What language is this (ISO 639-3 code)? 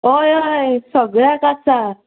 kok